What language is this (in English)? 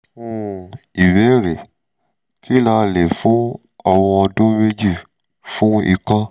Yoruba